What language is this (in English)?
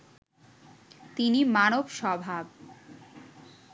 Bangla